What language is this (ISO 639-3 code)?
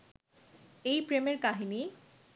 ben